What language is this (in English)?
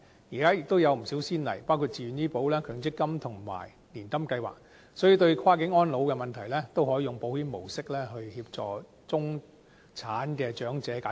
Cantonese